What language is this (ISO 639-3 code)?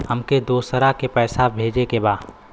bho